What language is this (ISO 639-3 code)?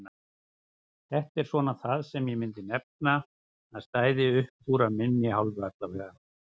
isl